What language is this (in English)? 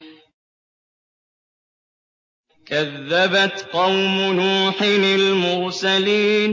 Arabic